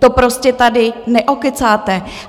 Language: Czech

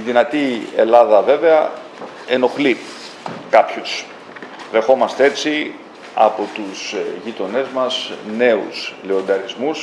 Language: Greek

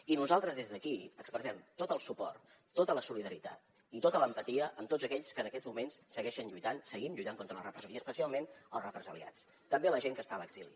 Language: Catalan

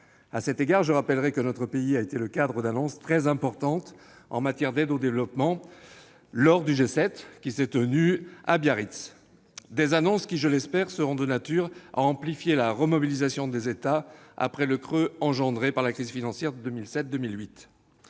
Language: French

